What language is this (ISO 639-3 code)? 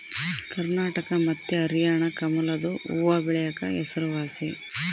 kan